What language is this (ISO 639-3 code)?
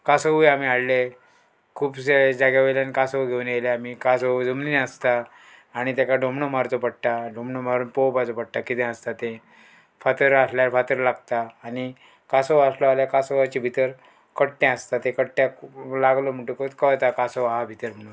kok